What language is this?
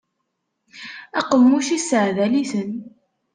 Kabyle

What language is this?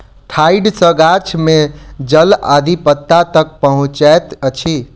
Maithili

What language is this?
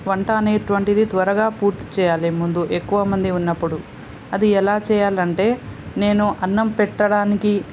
Telugu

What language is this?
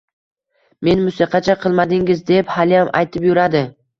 Uzbek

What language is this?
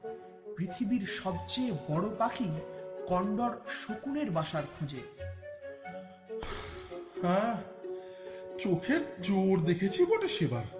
Bangla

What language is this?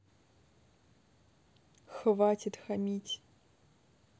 Russian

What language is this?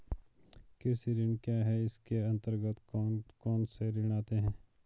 Hindi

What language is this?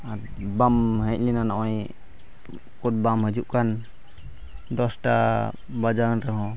Santali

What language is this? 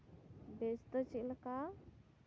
Santali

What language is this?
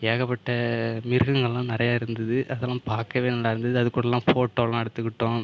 Tamil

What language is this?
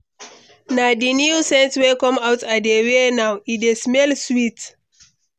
Nigerian Pidgin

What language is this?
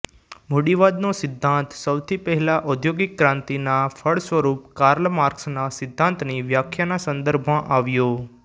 Gujarati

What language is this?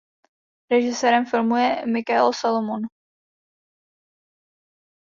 Czech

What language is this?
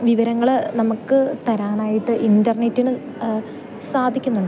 Malayalam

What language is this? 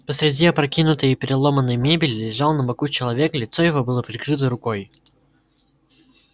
Russian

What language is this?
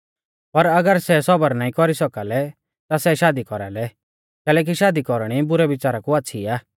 Mahasu Pahari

